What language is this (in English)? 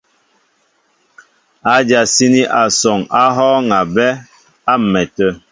Mbo (Cameroon)